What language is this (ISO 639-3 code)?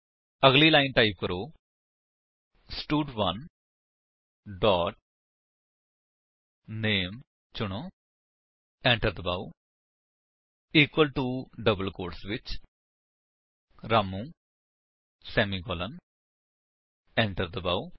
pan